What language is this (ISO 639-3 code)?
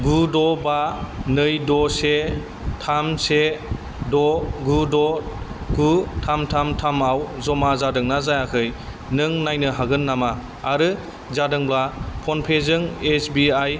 brx